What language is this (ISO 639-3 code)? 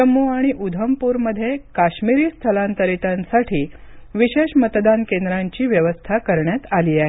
mar